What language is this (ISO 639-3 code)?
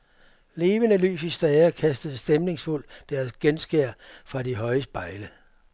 dan